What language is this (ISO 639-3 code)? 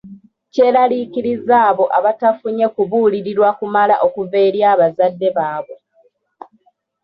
lug